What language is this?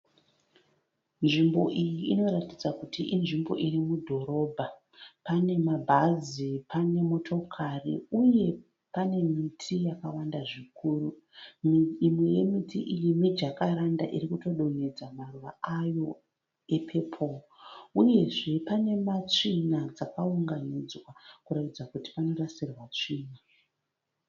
Shona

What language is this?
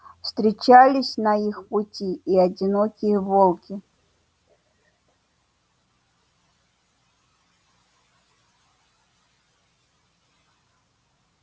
Russian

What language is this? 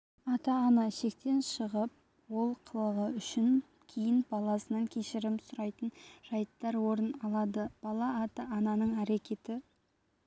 Kazakh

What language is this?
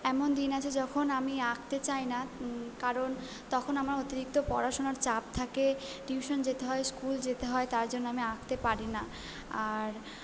Bangla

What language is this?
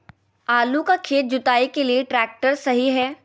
Magahi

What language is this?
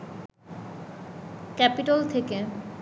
Bangla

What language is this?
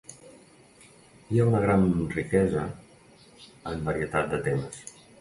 Catalan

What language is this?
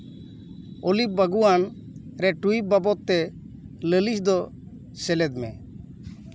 Santali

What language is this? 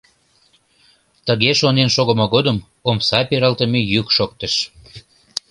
Mari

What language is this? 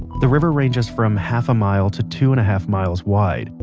English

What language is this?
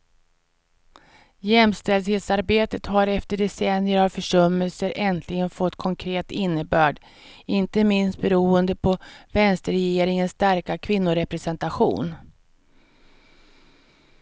Swedish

